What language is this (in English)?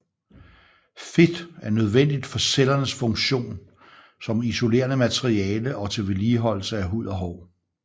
Danish